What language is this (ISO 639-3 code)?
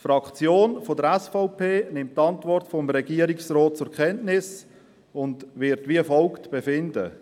gsw